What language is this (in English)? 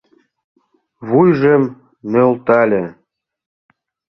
Mari